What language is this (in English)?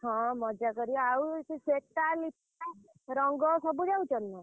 Odia